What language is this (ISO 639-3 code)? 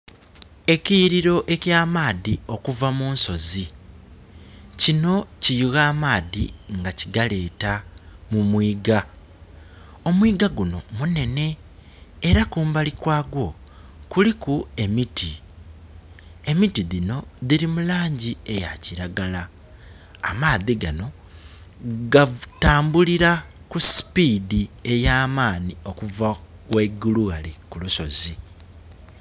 xog